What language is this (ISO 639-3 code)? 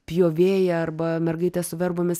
lit